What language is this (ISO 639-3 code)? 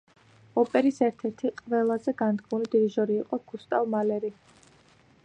kat